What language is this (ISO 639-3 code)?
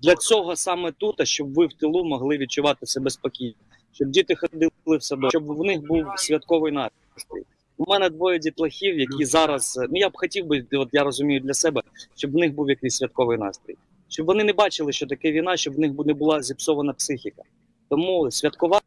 ukr